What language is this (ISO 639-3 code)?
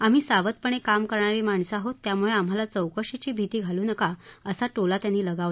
mar